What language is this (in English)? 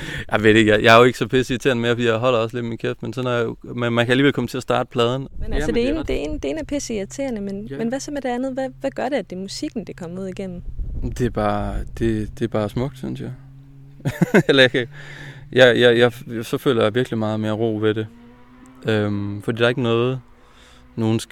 Danish